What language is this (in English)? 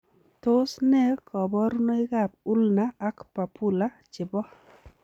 Kalenjin